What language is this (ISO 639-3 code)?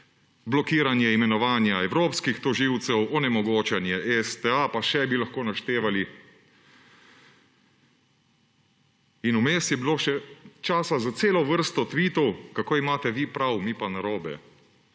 slv